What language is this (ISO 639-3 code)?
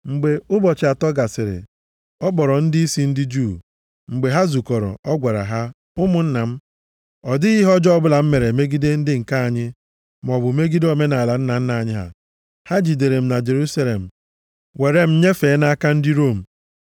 ibo